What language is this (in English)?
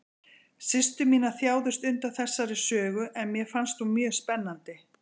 Icelandic